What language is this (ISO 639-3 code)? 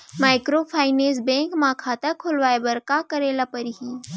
hne